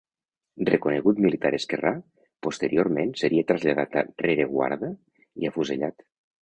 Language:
Catalan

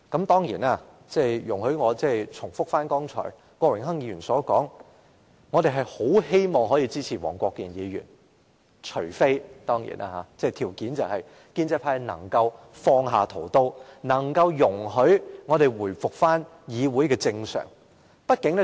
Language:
Cantonese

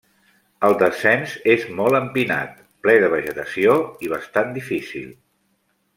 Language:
Catalan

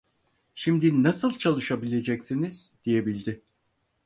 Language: Turkish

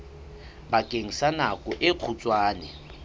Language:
Southern Sotho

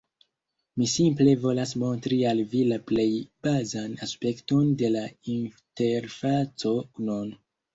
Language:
Esperanto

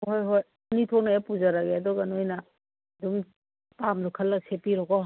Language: Manipuri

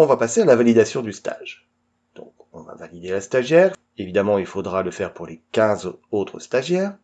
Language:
French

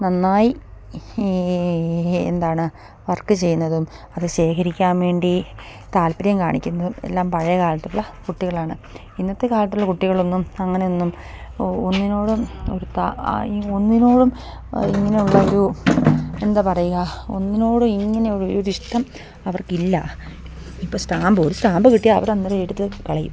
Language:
Malayalam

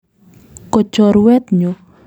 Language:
Kalenjin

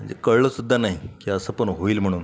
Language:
Marathi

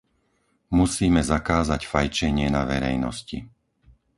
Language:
Slovak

